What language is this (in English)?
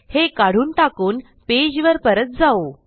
Marathi